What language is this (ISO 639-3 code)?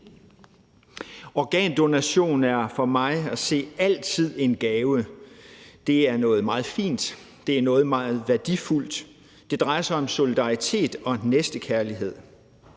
dan